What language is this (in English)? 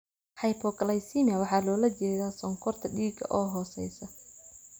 Somali